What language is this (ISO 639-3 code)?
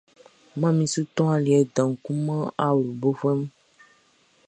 bci